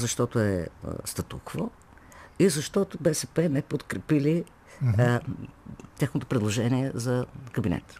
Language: Bulgarian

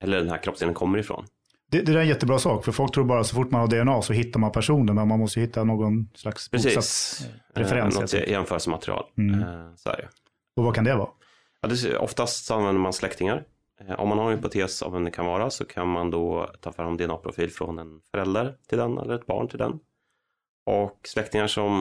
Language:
Swedish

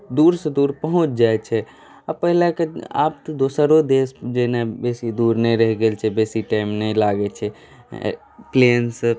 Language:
Maithili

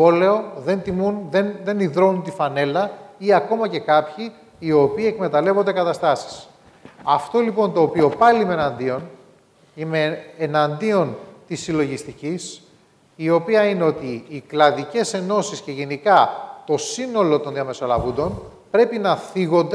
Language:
Greek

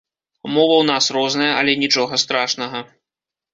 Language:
Belarusian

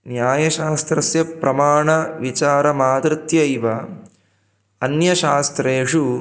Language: Sanskrit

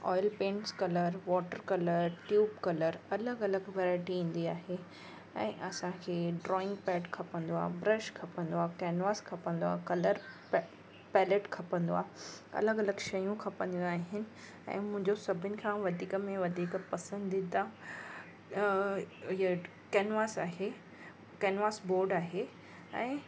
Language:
Sindhi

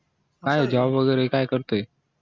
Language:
Marathi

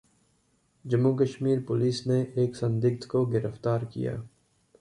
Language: Hindi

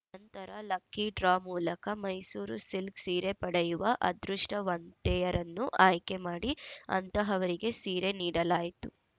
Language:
Kannada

